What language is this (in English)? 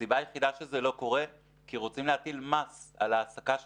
Hebrew